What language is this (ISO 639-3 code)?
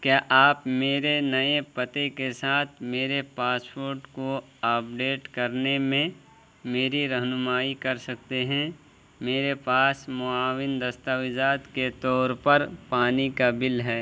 urd